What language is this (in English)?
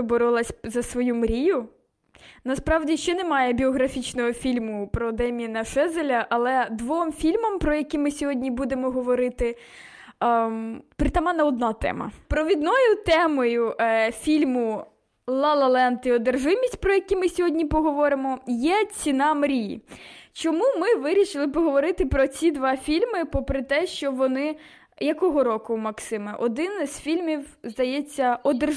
Ukrainian